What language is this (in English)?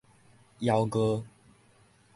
Min Nan Chinese